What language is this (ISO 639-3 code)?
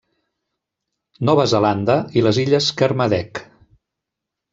cat